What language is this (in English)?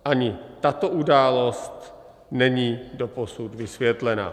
Czech